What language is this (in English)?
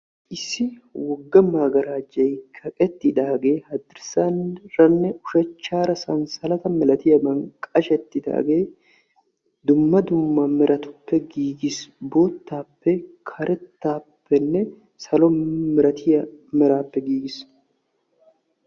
Wolaytta